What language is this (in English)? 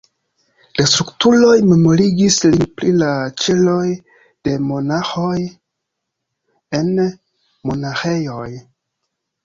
Esperanto